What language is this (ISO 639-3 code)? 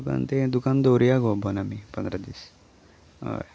kok